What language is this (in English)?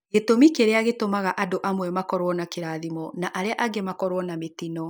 Kikuyu